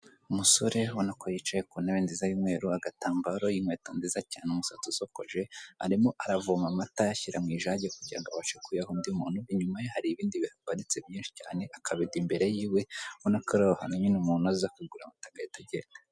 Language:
Kinyarwanda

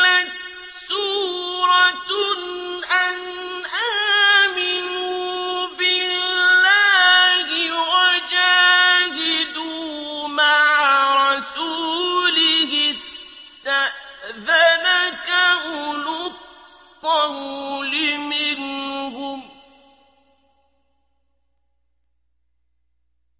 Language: Arabic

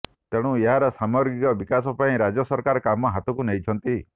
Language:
Odia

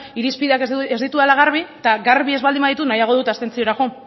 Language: Basque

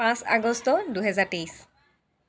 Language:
Assamese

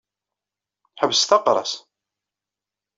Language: Kabyle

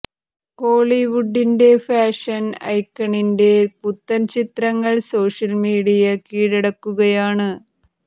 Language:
Malayalam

